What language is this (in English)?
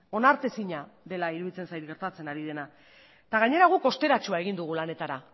Basque